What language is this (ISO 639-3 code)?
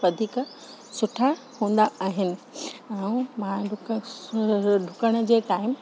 snd